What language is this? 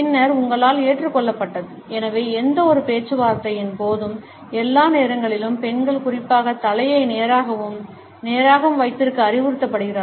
Tamil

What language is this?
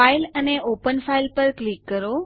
Gujarati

